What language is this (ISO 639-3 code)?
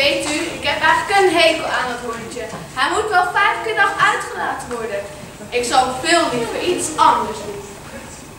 nld